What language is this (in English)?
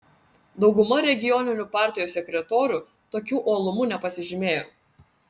Lithuanian